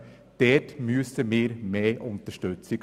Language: Swiss German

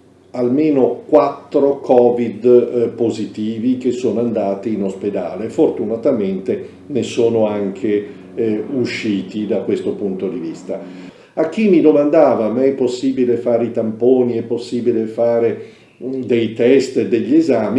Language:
Italian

